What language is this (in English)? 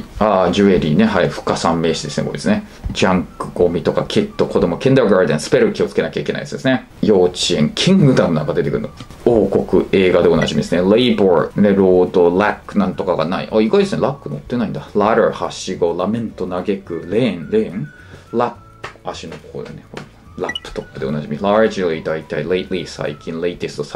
Japanese